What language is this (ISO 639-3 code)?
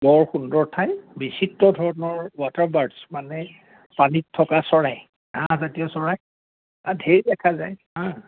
asm